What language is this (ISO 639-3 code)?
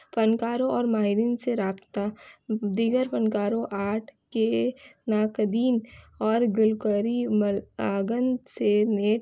urd